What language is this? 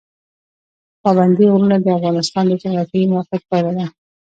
Pashto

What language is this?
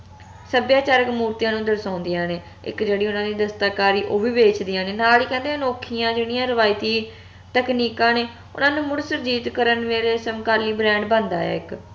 Punjabi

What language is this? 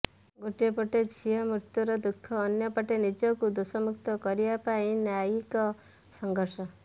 Odia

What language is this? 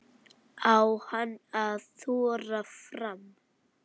Icelandic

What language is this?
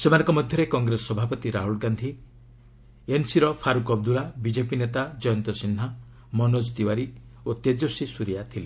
Odia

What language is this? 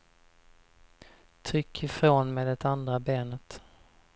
Swedish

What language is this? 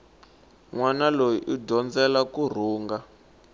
Tsonga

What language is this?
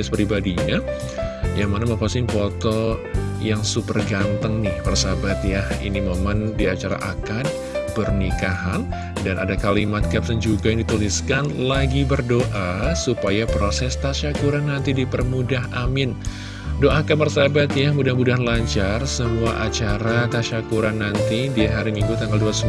Indonesian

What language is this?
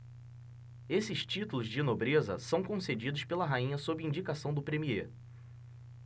Portuguese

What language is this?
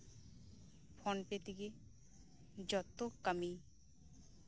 Santali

